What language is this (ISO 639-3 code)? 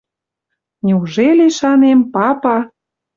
mrj